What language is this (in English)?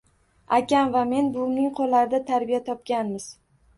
Uzbek